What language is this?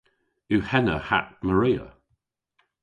Cornish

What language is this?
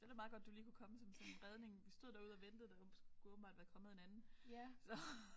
Danish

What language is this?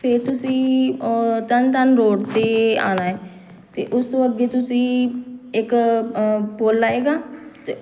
Punjabi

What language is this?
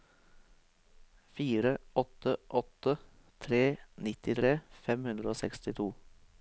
Norwegian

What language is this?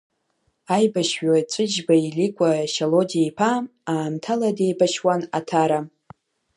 Abkhazian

